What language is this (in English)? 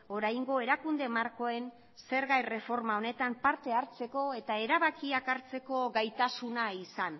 Basque